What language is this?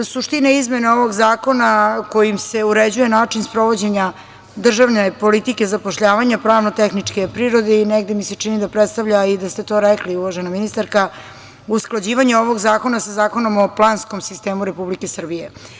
Serbian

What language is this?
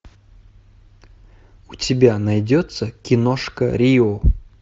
Russian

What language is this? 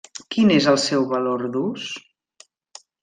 Catalan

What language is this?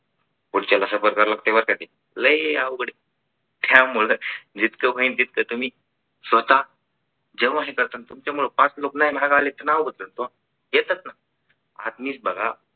Marathi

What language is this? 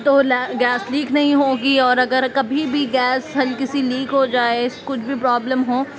Urdu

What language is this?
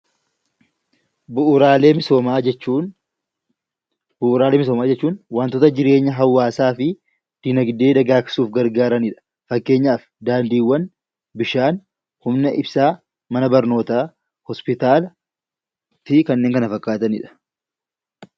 Oromo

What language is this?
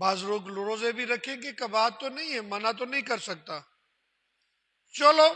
Urdu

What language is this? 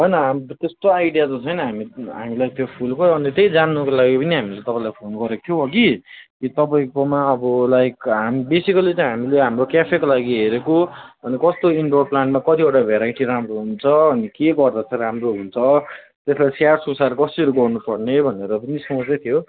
Nepali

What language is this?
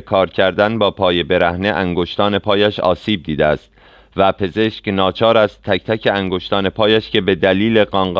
Persian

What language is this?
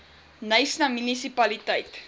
Afrikaans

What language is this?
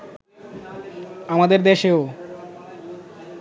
Bangla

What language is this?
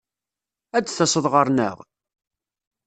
Kabyle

